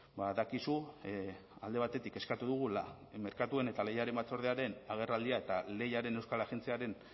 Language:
Basque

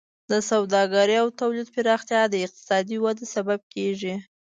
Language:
Pashto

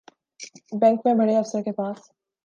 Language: Urdu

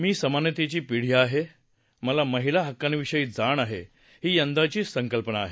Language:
Marathi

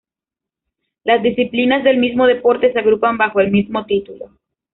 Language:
Spanish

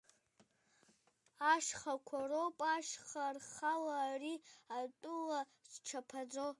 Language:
Abkhazian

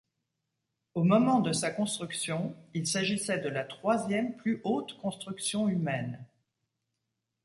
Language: French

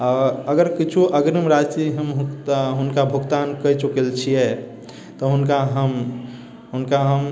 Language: Maithili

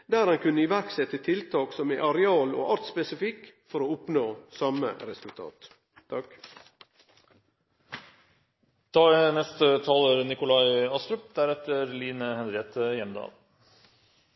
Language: Norwegian Nynorsk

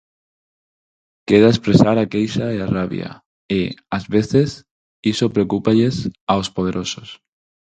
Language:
Galician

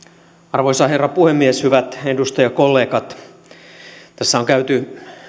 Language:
Finnish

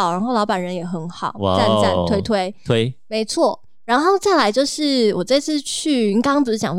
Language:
Chinese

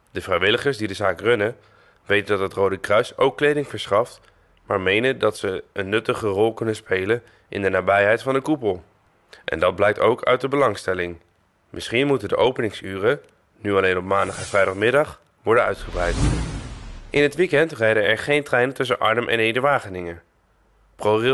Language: Dutch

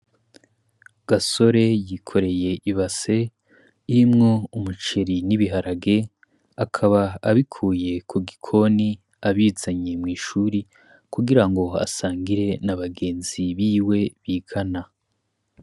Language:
Rundi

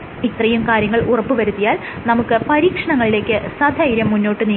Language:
Malayalam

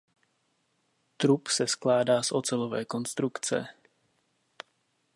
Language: Czech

